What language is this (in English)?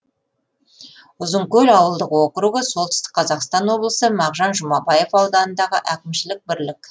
Kazakh